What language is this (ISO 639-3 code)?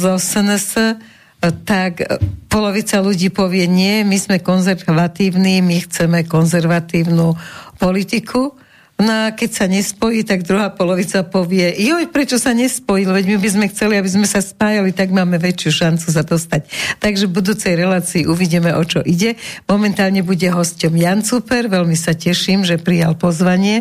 slk